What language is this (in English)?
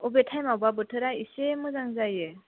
Bodo